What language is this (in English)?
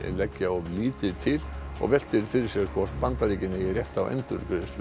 Icelandic